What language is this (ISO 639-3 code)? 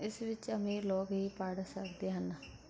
pan